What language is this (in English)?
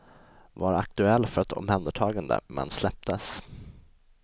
Swedish